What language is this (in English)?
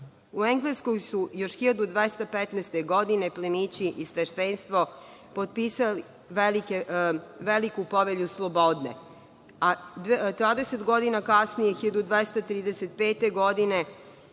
Serbian